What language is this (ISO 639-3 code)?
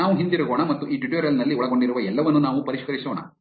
kan